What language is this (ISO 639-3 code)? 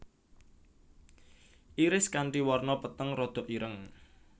jav